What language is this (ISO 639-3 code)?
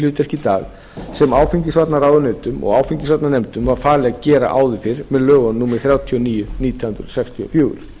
isl